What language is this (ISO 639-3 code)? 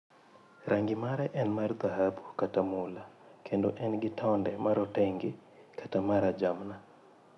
luo